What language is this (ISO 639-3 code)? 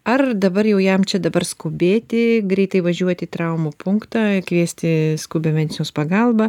lit